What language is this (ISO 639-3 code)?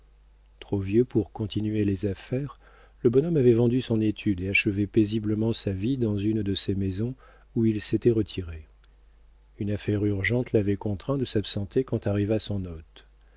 fra